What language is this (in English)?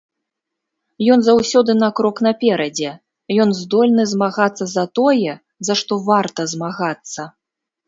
Belarusian